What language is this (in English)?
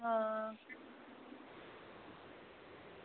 Dogri